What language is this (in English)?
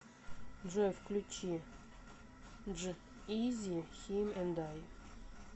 Russian